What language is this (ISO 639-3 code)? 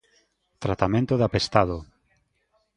glg